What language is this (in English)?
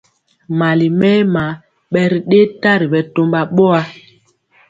Mpiemo